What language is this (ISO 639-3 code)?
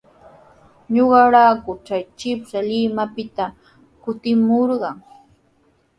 qws